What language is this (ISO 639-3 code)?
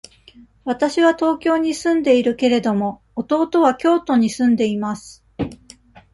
jpn